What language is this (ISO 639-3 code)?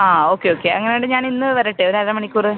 mal